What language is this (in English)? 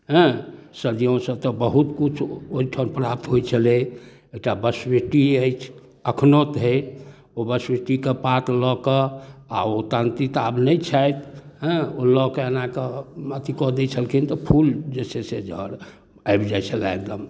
Maithili